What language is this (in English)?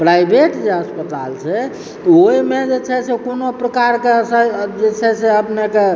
Maithili